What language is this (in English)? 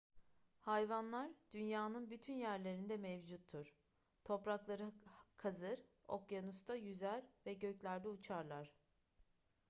Turkish